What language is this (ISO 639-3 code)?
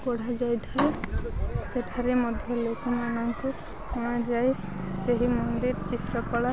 ori